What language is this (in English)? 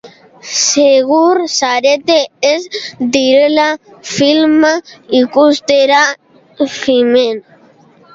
Basque